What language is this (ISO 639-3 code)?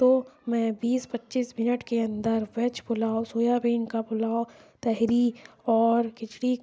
urd